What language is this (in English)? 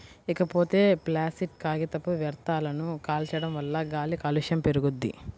Telugu